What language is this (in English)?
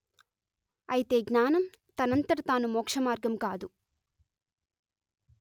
Telugu